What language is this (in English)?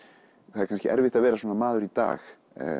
Icelandic